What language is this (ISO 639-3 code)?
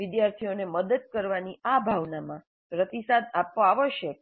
guj